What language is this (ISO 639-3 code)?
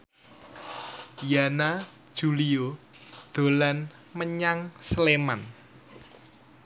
jav